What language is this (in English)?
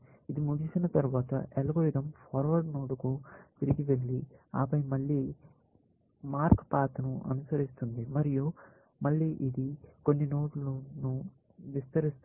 Telugu